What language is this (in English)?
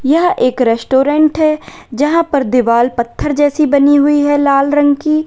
Hindi